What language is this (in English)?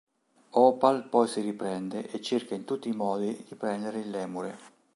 Italian